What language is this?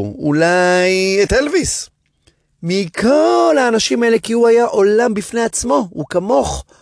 Hebrew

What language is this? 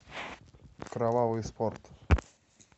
Russian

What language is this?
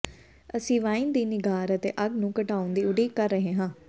Punjabi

